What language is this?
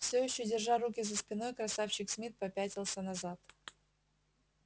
Russian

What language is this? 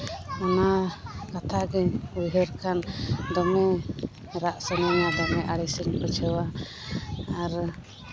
Santali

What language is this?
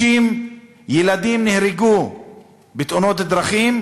Hebrew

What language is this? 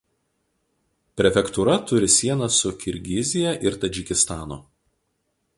Lithuanian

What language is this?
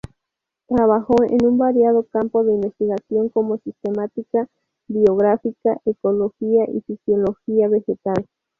Spanish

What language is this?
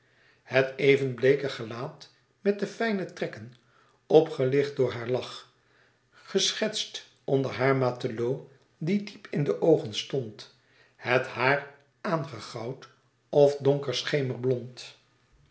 Dutch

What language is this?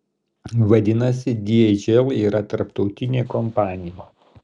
Lithuanian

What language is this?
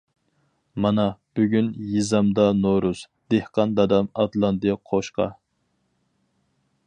Uyghur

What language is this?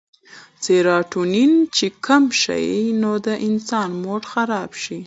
Pashto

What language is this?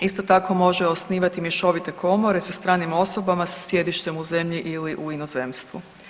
Croatian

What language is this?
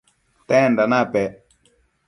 Matsés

